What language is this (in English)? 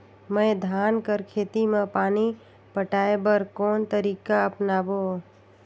Chhattisgarhi